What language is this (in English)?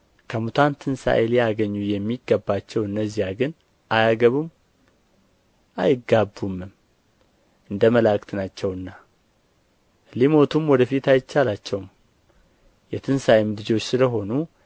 Amharic